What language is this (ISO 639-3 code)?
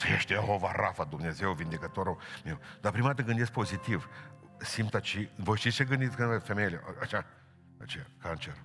ron